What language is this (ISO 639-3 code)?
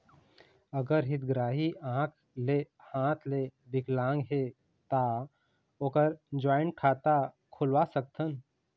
hne